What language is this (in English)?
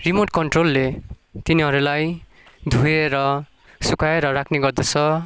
Nepali